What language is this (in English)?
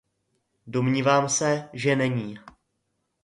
Czech